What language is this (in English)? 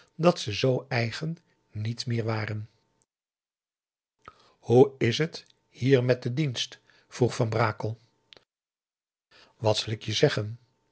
Dutch